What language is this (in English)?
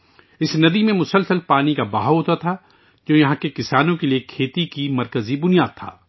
Urdu